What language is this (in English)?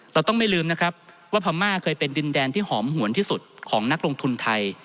Thai